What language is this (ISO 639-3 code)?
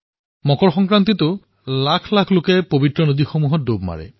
asm